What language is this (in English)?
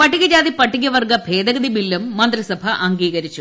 Malayalam